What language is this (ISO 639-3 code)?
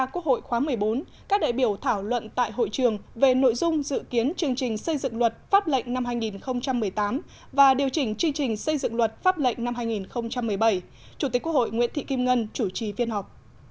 vie